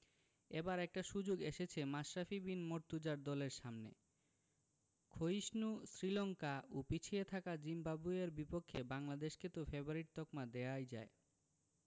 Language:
Bangla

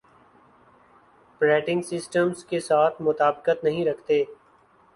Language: Urdu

